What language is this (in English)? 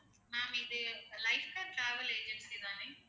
Tamil